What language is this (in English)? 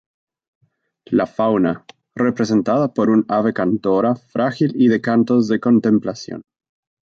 Spanish